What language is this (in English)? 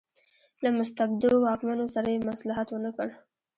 Pashto